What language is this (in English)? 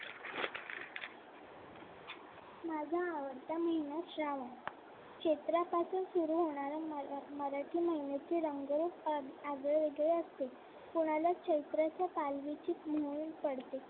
Marathi